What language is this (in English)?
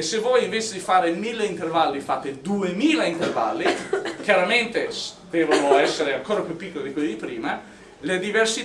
Italian